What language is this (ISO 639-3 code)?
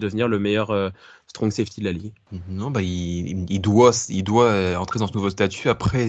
fra